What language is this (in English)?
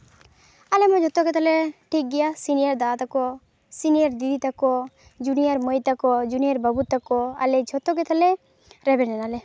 Santali